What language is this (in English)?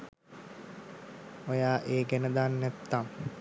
Sinhala